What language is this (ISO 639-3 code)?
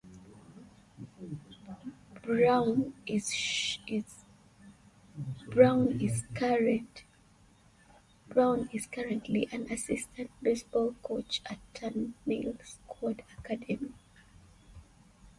eng